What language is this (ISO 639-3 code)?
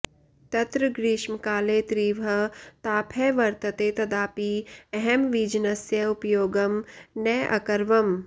san